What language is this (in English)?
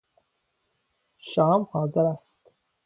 Persian